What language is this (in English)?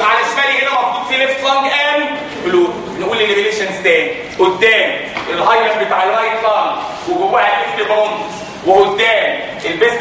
Arabic